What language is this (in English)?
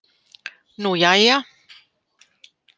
Icelandic